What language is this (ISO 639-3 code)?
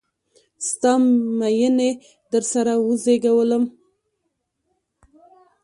pus